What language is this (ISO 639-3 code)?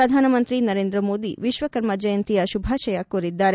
kan